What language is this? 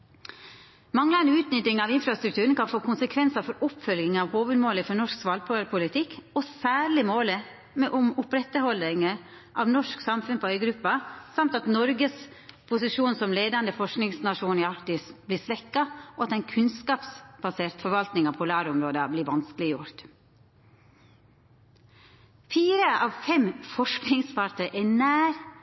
Norwegian Nynorsk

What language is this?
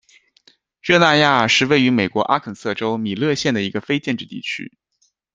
Chinese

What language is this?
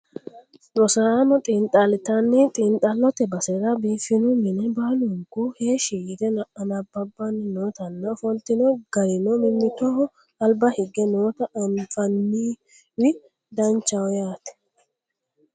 Sidamo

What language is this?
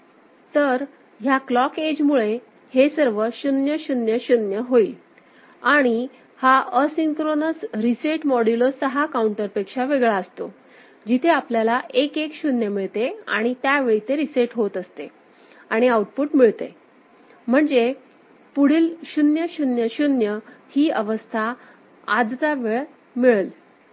Marathi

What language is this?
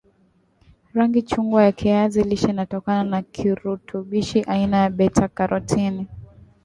Swahili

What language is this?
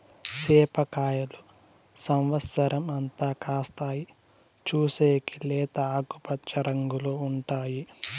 Telugu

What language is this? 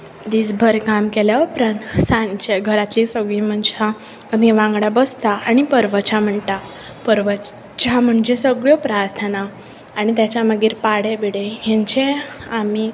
Konkani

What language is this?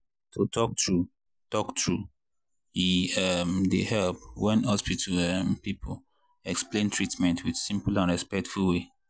Nigerian Pidgin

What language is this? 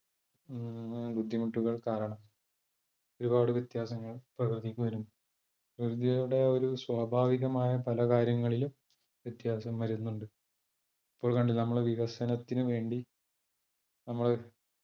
Malayalam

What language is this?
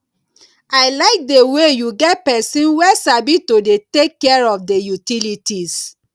Nigerian Pidgin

